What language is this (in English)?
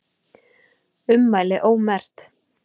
Icelandic